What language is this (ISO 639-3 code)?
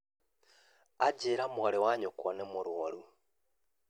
kik